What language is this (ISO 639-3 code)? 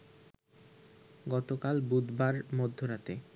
ben